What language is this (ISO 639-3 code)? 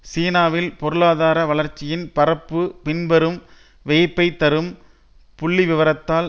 tam